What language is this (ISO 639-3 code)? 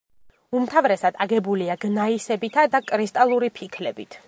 kat